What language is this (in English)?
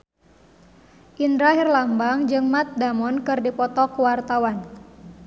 Sundanese